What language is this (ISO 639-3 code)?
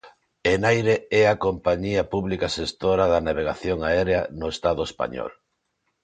glg